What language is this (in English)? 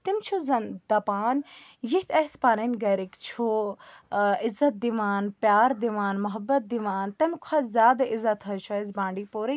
Kashmiri